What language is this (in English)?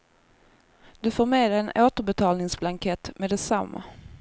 Swedish